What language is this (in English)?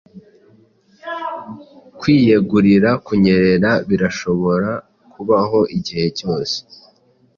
Kinyarwanda